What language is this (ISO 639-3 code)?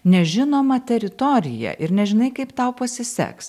lit